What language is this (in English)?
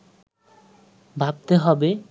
Bangla